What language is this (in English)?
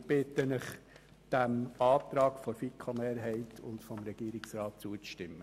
Swiss German